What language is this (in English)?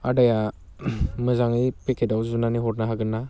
Bodo